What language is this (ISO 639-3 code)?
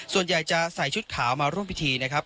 tha